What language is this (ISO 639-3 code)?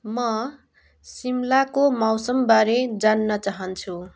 nep